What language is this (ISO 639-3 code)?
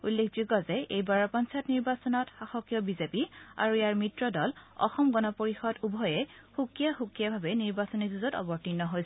asm